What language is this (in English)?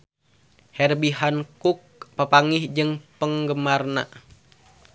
Sundanese